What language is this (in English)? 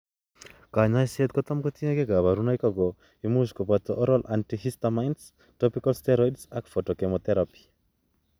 Kalenjin